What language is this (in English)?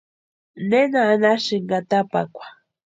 Western Highland Purepecha